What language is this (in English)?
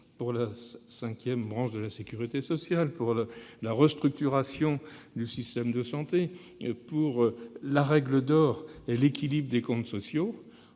French